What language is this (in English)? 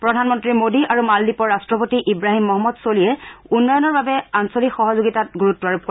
Assamese